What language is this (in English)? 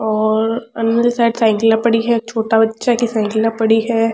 Rajasthani